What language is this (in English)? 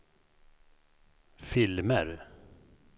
Swedish